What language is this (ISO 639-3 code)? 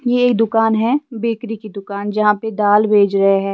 hin